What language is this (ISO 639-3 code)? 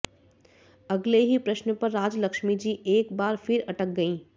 hin